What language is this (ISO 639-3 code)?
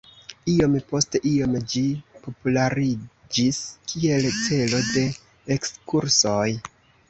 epo